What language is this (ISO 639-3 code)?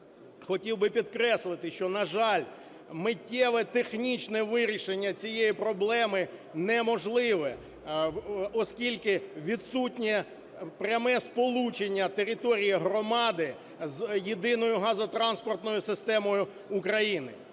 ukr